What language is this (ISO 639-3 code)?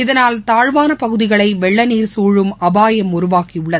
tam